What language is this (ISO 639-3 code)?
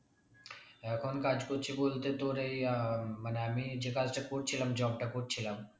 ben